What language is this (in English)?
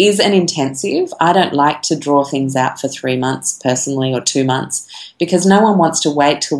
English